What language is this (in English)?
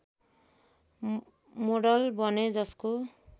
Nepali